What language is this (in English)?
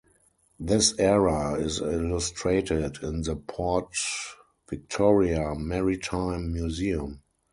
English